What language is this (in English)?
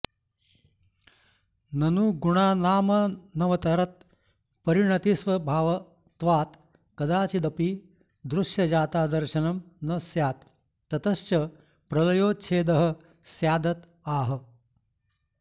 Sanskrit